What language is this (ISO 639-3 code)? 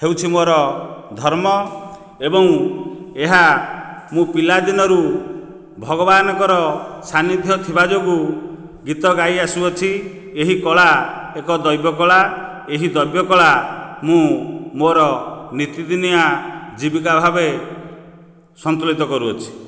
ori